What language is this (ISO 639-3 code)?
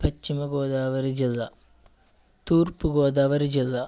tel